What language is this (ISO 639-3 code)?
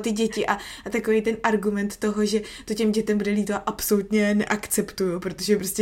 ces